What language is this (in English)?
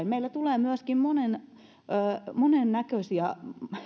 Finnish